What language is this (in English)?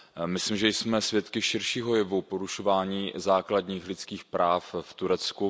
Czech